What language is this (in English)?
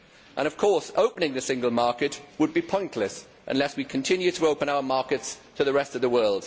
English